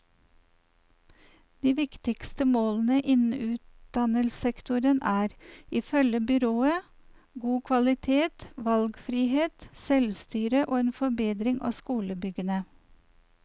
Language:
Norwegian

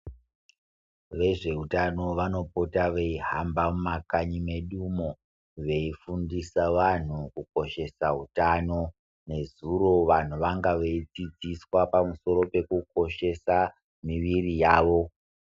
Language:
Ndau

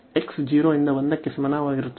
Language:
Kannada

